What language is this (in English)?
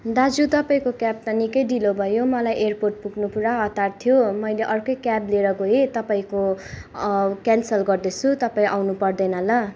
Nepali